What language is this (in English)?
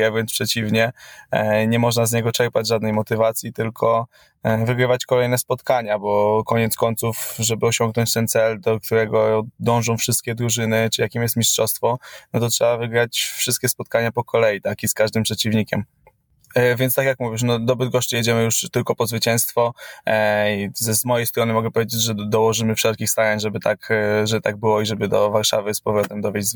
Polish